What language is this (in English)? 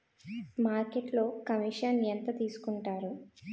Telugu